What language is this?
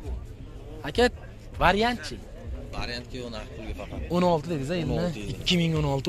Turkish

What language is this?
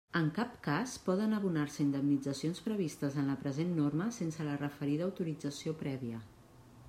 Catalan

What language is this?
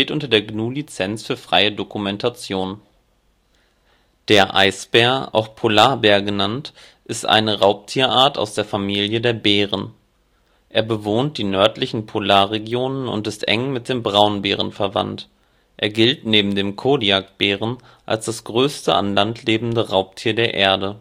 German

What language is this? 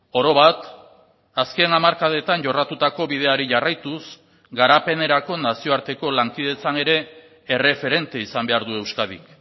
Basque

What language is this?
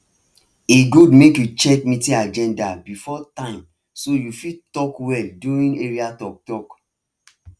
Nigerian Pidgin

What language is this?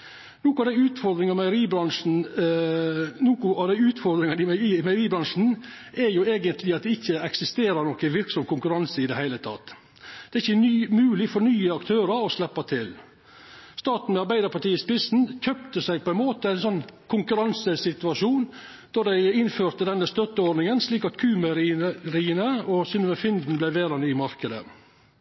Norwegian Nynorsk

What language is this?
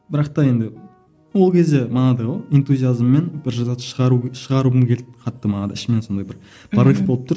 Kazakh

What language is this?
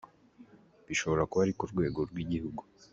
Kinyarwanda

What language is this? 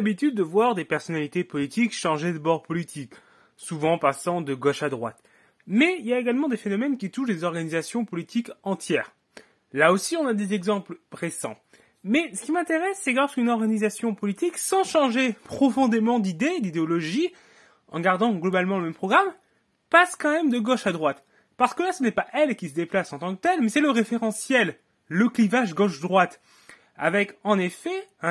French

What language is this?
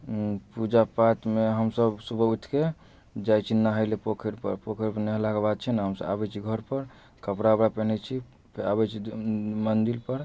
Maithili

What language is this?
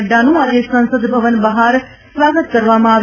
Gujarati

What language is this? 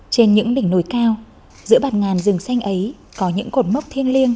Vietnamese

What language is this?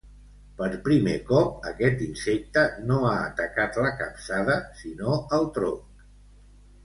Catalan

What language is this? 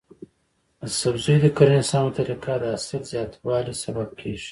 Pashto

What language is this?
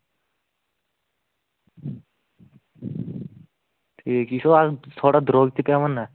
Kashmiri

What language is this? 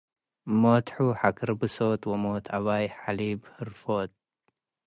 Tigre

